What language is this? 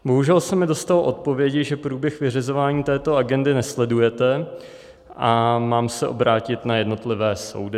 Czech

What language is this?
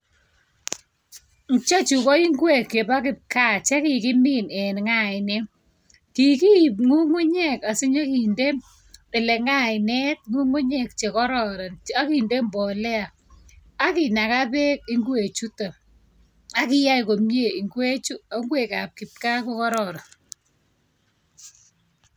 Kalenjin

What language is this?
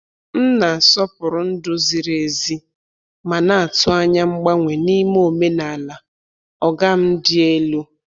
Igbo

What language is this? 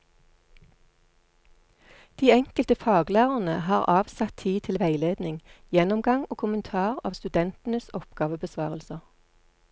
Norwegian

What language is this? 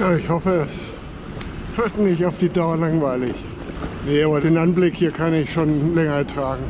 German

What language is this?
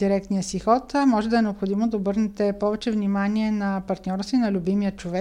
Bulgarian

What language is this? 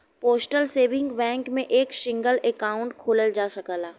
Bhojpuri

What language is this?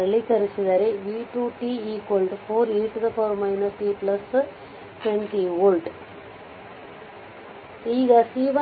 Kannada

